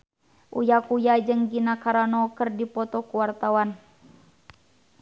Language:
Sundanese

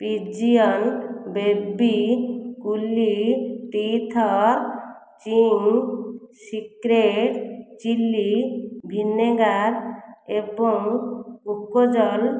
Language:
Odia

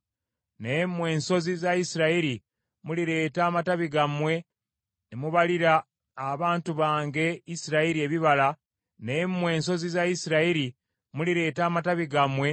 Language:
Ganda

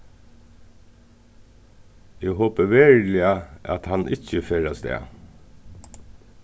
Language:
Faroese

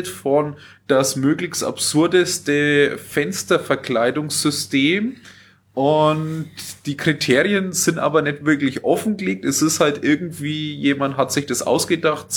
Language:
German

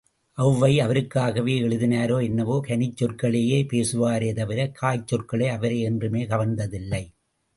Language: Tamil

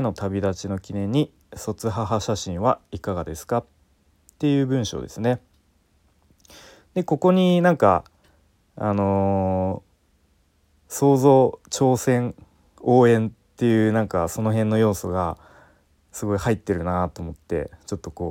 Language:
Japanese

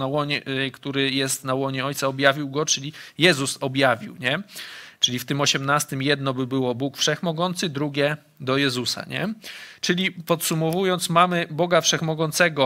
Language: Polish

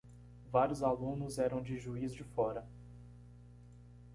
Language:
Portuguese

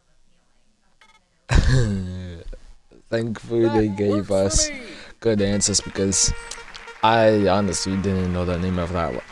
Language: English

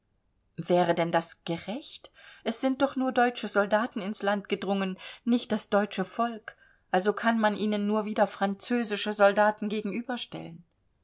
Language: German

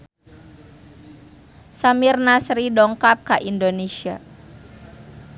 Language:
Sundanese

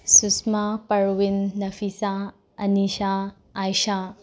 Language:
Manipuri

